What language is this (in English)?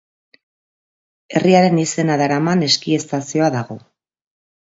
Basque